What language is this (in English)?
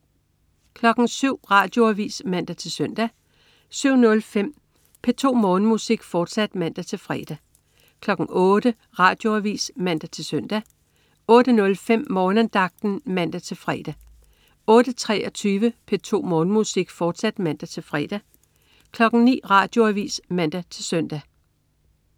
Danish